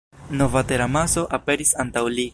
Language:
Esperanto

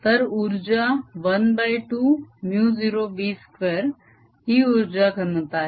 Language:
Marathi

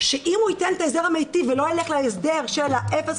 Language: Hebrew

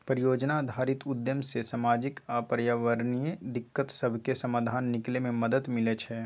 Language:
Magahi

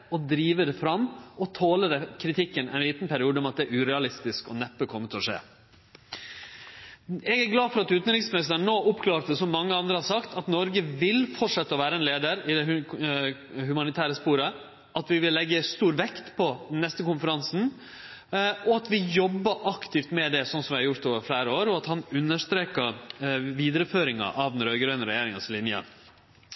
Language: Norwegian Nynorsk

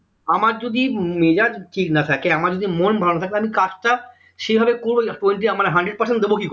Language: Bangla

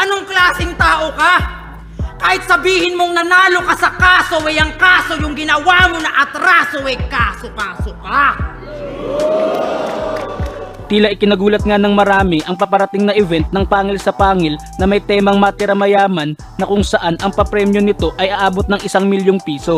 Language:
Filipino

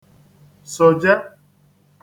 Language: Igbo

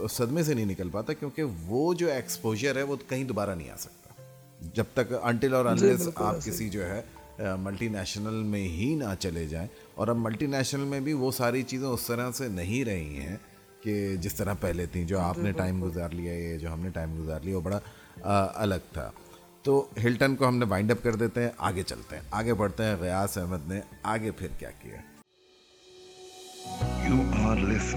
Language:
Urdu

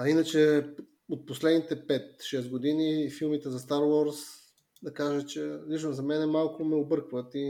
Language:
Bulgarian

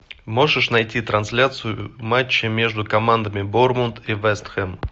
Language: Russian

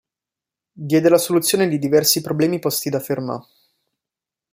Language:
Italian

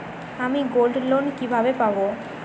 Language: Bangla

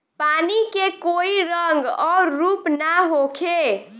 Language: Bhojpuri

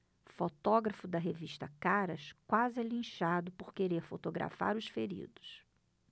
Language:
Portuguese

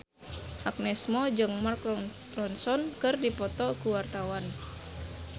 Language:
Sundanese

